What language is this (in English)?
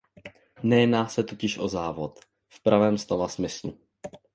Czech